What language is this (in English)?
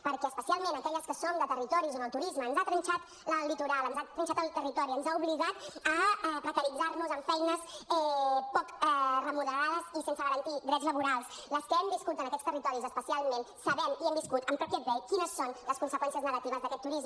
Catalan